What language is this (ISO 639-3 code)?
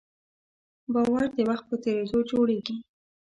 pus